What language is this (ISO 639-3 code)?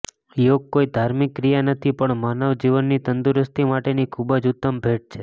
guj